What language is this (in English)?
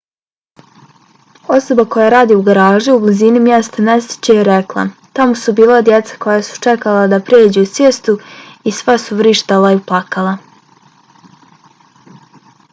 Bosnian